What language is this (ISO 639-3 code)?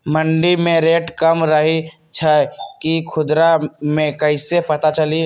mag